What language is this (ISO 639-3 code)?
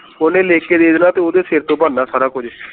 pan